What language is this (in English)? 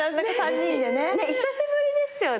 Japanese